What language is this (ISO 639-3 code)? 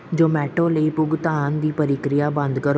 pan